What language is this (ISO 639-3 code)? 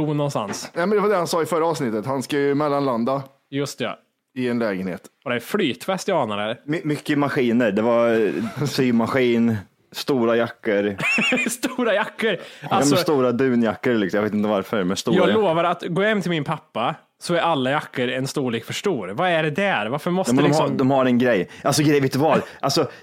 swe